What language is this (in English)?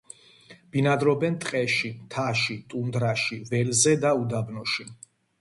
Georgian